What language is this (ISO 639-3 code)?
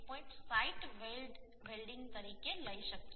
guj